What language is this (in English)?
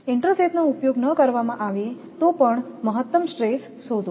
Gujarati